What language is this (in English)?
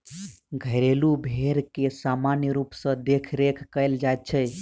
Maithili